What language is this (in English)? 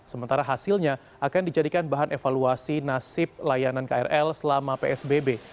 Indonesian